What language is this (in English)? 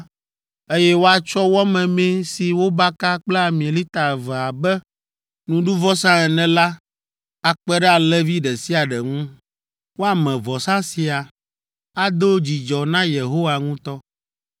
Ewe